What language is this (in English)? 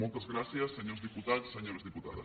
Catalan